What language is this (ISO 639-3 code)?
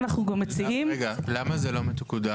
heb